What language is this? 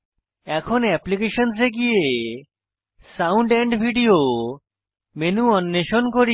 Bangla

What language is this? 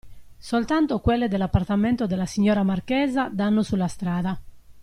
Italian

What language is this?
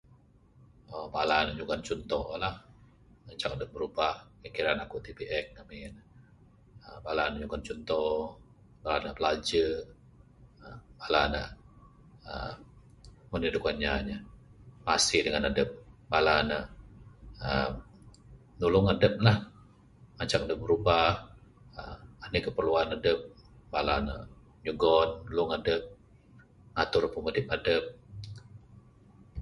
Bukar-Sadung Bidayuh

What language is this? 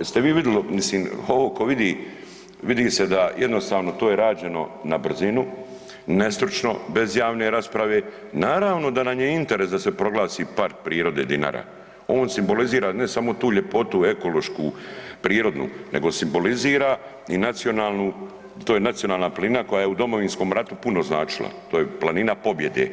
Croatian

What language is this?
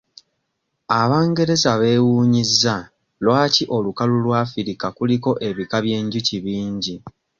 Ganda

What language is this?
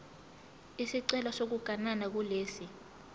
Zulu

